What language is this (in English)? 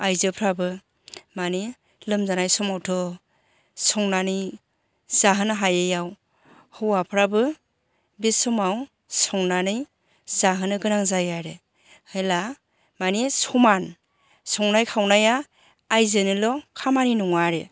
Bodo